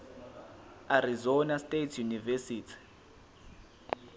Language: Zulu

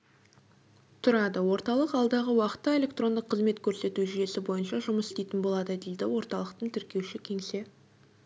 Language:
Kazakh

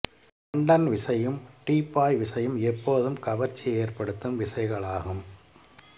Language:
Tamil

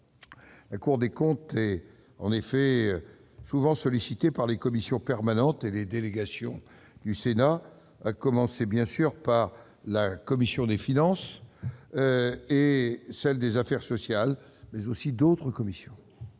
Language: French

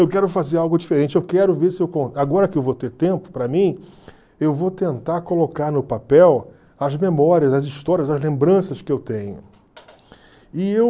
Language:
Portuguese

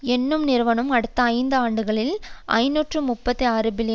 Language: Tamil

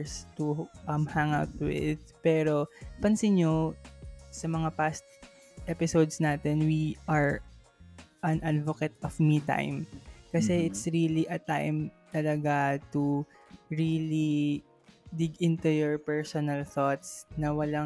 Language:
Filipino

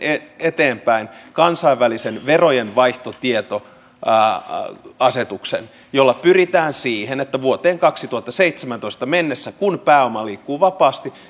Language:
Finnish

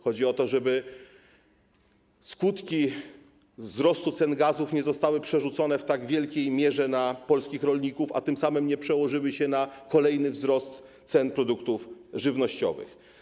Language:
Polish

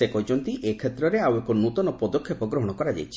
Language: Odia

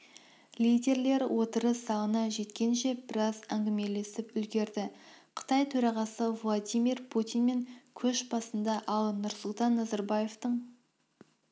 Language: Kazakh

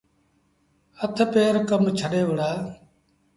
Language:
Sindhi Bhil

